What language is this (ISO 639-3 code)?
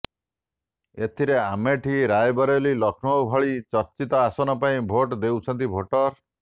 ori